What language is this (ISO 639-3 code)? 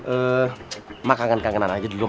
ind